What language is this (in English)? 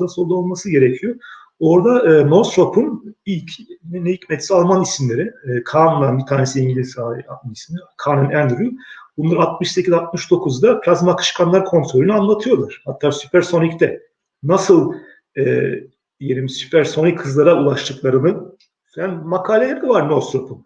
Turkish